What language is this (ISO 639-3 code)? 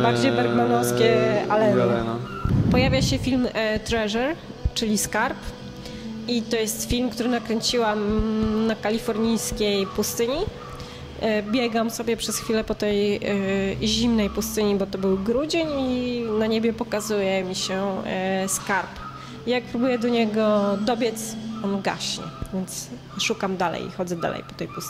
pol